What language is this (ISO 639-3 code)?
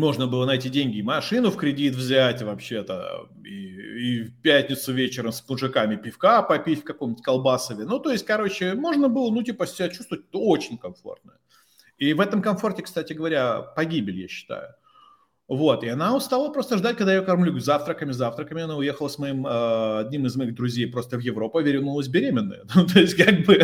rus